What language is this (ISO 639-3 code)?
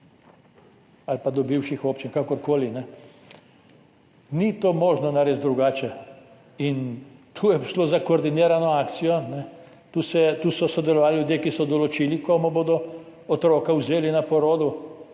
slv